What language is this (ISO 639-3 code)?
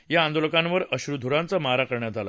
mar